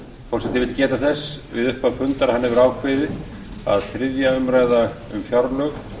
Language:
Icelandic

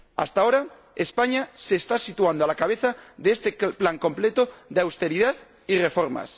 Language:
Spanish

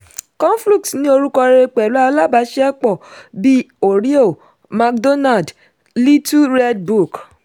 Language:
Yoruba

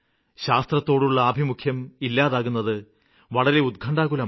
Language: Malayalam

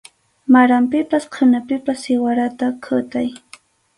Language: Arequipa-La Unión Quechua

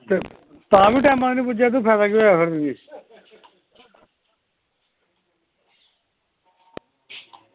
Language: Dogri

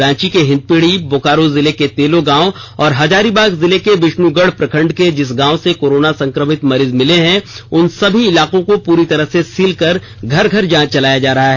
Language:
Hindi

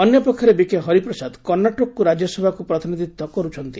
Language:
Odia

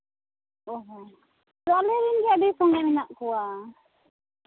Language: Santali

